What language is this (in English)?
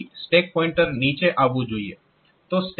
Gujarati